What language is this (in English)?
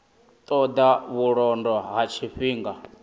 Venda